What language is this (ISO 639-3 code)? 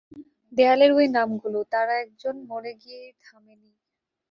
ben